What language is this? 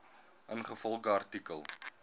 Afrikaans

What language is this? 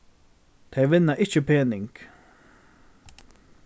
Faroese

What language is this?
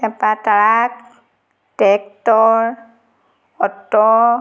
Assamese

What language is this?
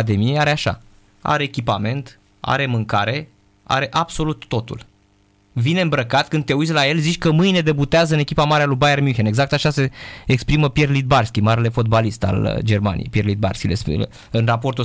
Romanian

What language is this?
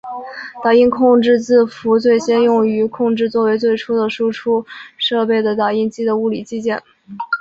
Chinese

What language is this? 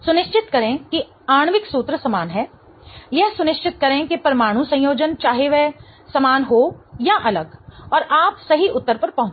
Hindi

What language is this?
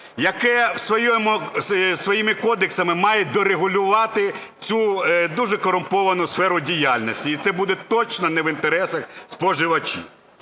Ukrainian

